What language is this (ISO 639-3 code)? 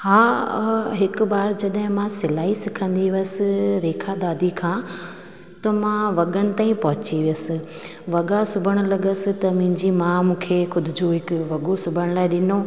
snd